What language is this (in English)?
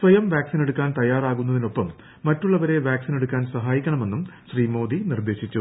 Malayalam